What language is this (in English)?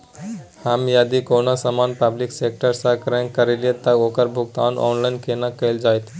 Maithili